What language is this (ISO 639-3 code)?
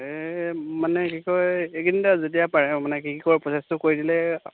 asm